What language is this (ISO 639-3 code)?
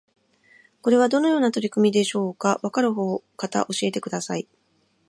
jpn